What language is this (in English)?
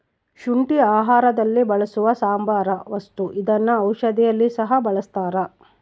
Kannada